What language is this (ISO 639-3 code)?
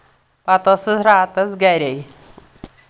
kas